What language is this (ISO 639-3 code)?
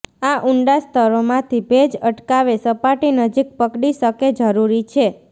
guj